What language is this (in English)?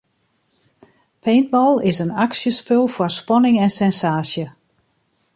Western Frisian